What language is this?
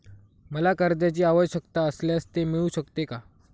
Marathi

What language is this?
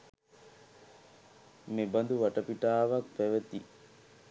Sinhala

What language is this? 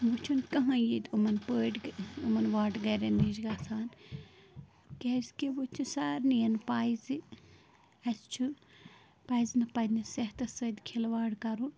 Kashmiri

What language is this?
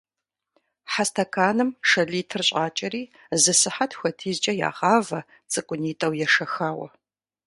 Kabardian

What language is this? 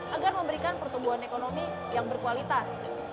Indonesian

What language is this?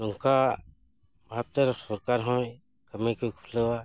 Santali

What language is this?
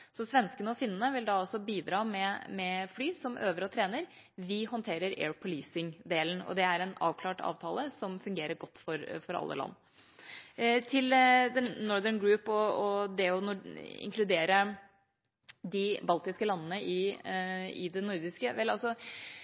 Norwegian Bokmål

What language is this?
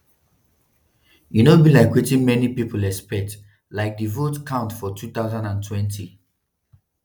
Nigerian Pidgin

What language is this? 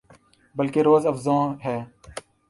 Urdu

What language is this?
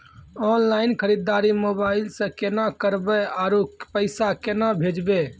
Maithili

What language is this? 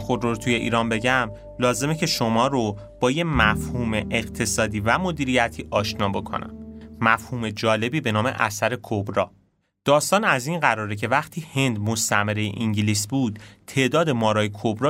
Persian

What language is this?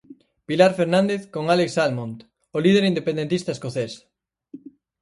Galician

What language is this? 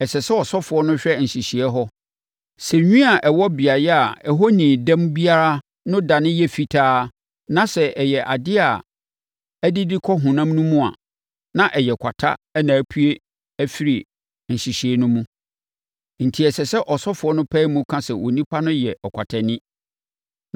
Akan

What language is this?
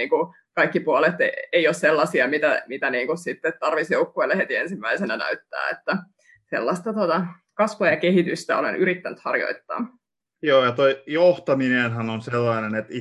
Finnish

